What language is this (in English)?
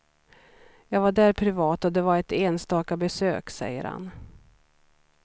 Swedish